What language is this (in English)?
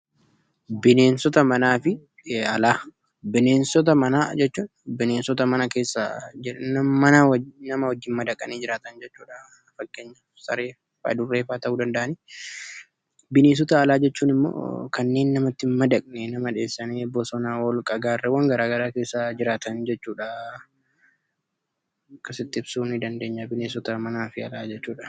Oromo